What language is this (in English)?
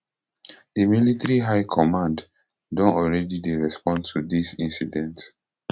Nigerian Pidgin